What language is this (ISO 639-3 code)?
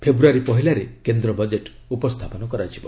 ori